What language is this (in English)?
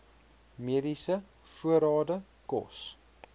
Afrikaans